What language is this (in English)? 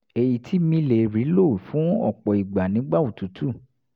Yoruba